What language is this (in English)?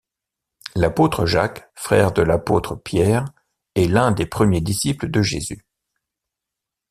French